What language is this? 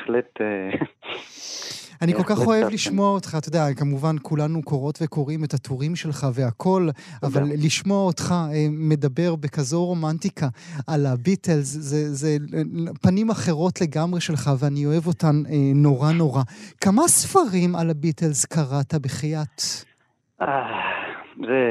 Hebrew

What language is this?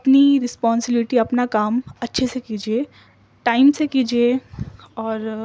Urdu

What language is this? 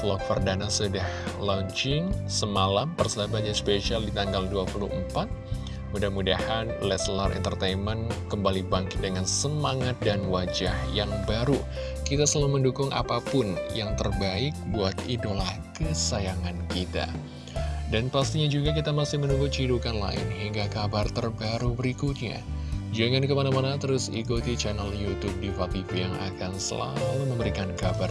Indonesian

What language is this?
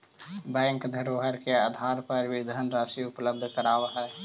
Magahi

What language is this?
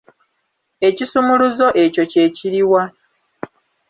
Ganda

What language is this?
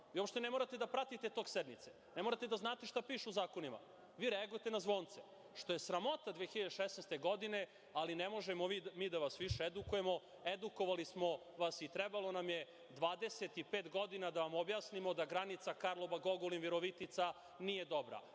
Serbian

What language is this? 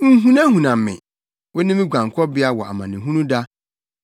Akan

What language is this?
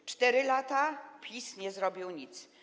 Polish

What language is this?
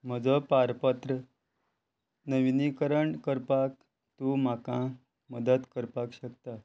Konkani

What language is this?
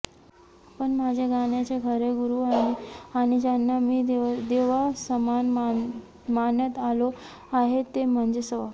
Marathi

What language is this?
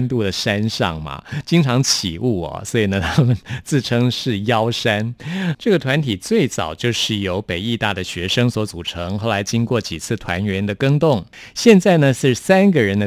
Chinese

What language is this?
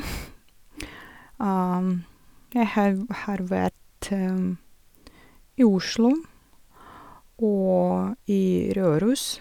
Norwegian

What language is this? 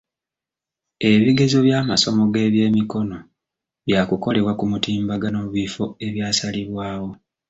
Ganda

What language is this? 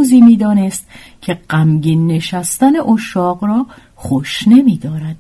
Persian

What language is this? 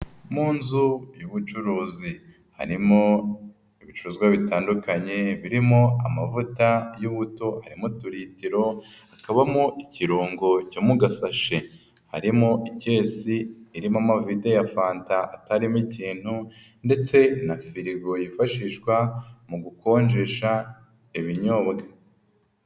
Kinyarwanda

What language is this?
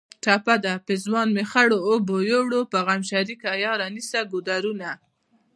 Pashto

